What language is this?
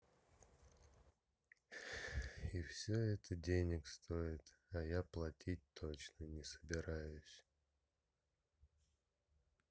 Russian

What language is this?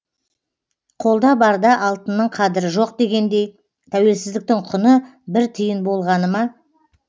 Kazakh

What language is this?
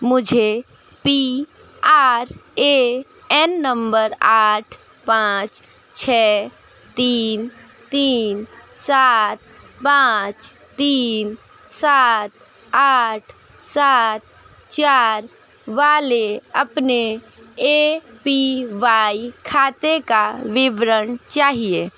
Hindi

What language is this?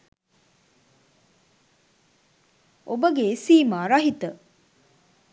Sinhala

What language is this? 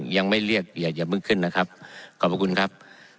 Thai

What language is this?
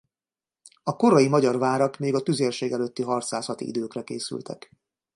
Hungarian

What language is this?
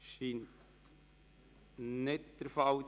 Swiss German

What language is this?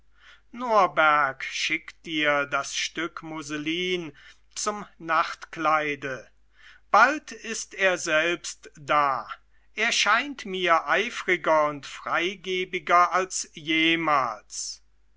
German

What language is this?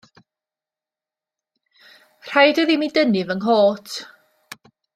Welsh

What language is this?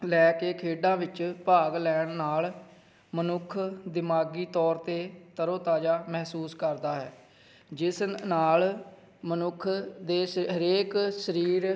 Punjabi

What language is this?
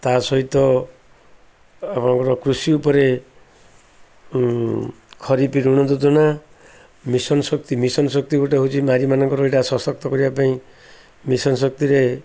Odia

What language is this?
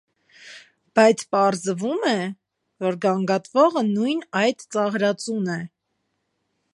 Armenian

